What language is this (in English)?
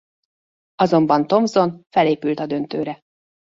Hungarian